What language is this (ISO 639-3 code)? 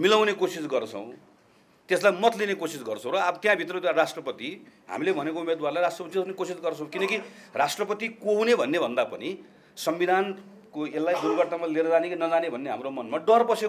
hin